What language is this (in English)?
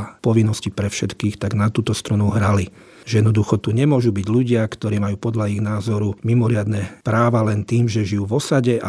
Slovak